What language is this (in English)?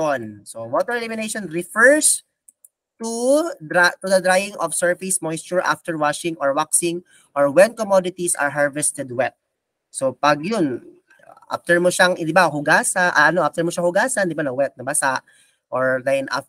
Filipino